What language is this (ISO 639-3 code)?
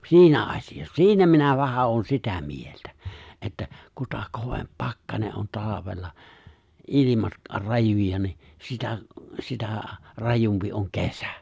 fin